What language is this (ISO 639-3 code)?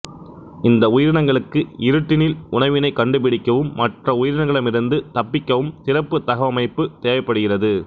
tam